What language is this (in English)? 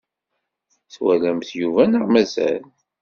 Kabyle